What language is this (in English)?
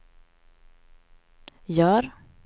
Swedish